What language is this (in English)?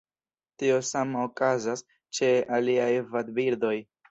Esperanto